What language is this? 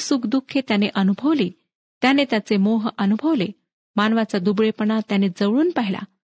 Marathi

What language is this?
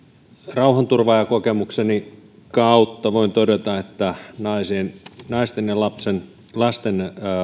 Finnish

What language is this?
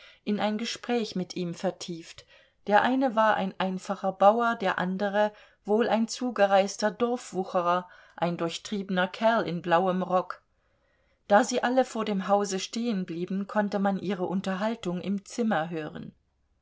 German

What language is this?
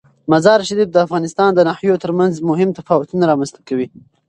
Pashto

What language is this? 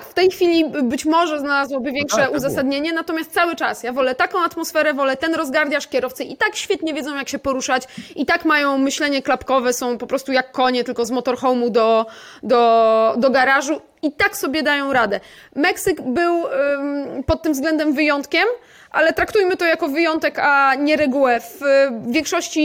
Polish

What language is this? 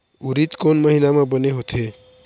Chhattisgarhi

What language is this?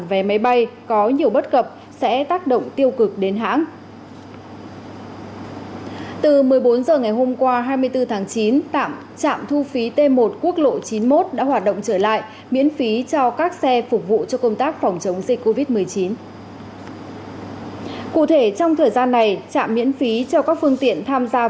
Vietnamese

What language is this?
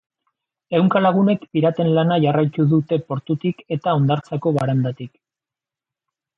Basque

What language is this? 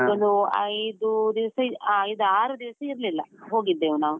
Kannada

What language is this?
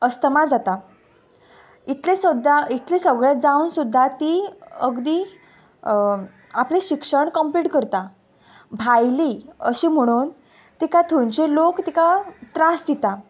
Konkani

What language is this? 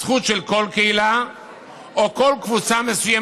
Hebrew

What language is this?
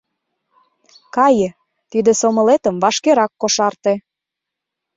Mari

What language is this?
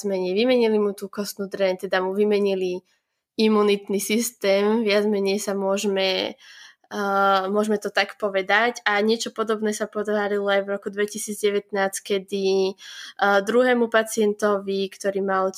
Slovak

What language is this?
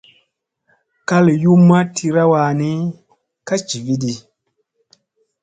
Musey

